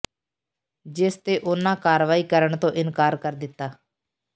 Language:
Punjabi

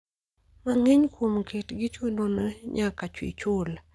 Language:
Luo (Kenya and Tanzania)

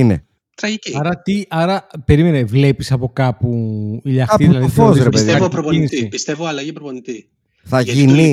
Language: Greek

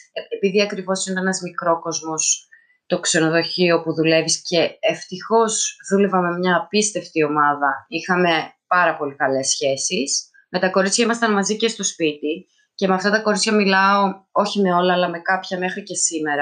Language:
Greek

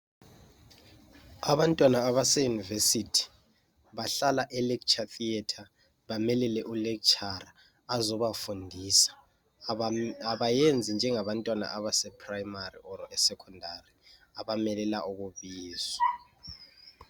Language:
North Ndebele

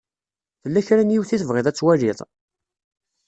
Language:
Kabyle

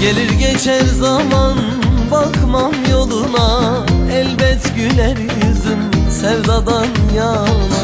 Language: Turkish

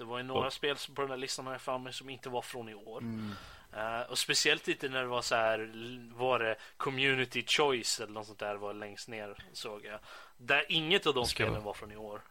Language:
Swedish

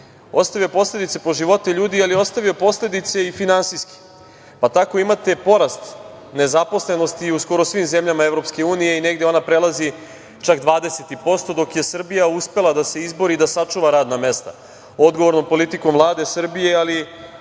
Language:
Serbian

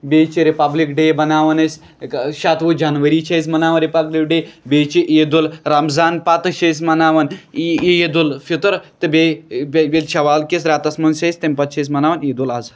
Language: Kashmiri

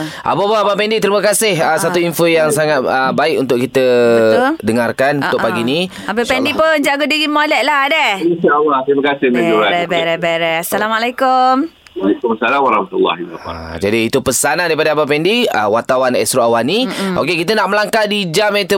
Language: Malay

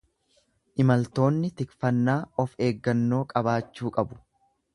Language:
Oromo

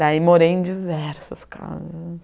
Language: Portuguese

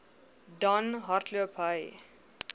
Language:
Afrikaans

